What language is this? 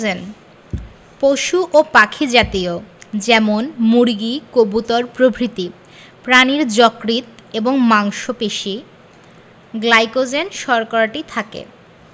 Bangla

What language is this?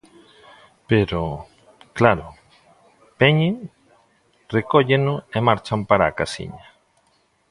Galician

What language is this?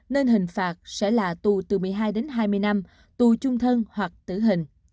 Vietnamese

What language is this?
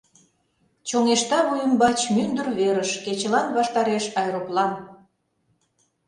Mari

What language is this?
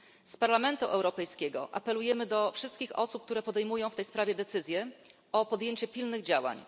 Polish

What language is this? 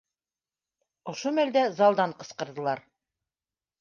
Bashkir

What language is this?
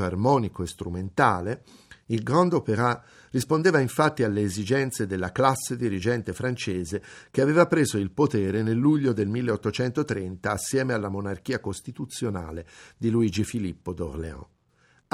Italian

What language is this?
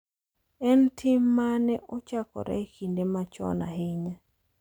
Luo (Kenya and Tanzania)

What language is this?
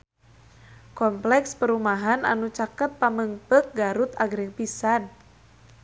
Sundanese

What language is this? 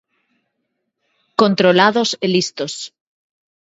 Galician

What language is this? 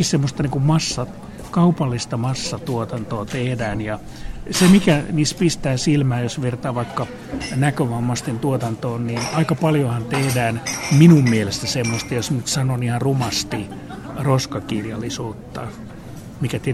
Finnish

